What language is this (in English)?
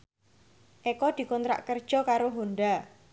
Javanese